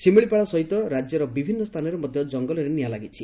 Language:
Odia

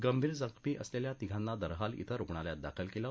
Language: Marathi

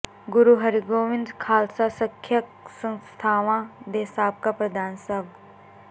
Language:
Punjabi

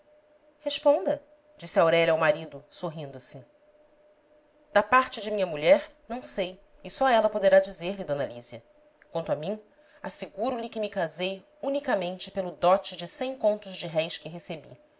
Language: Portuguese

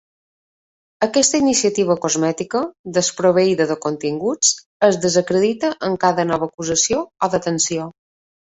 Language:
Catalan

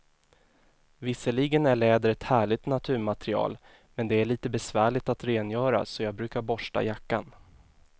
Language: Swedish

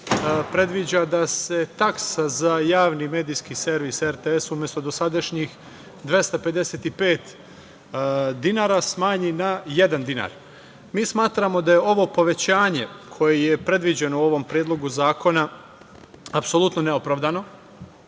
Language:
Serbian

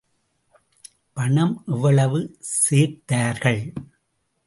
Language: Tamil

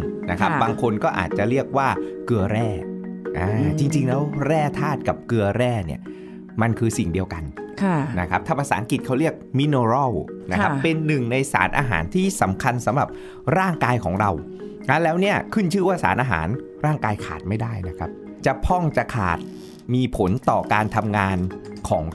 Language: Thai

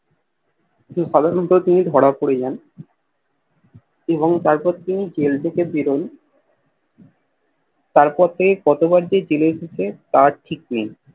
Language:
Bangla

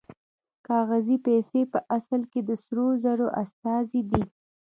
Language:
Pashto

